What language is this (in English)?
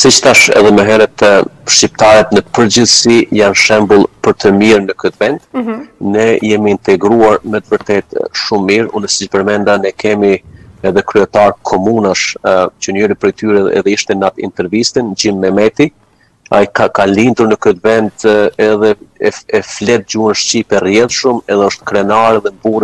Romanian